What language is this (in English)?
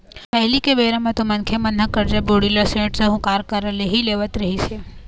Chhattisgarhi